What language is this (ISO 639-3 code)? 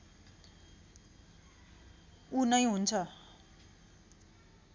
nep